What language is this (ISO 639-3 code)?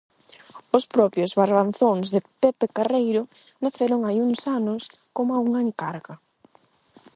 glg